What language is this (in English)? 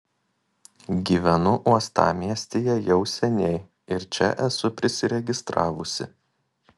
Lithuanian